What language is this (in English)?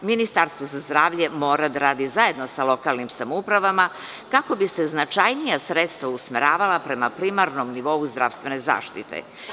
Serbian